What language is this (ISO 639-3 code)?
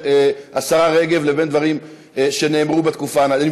heb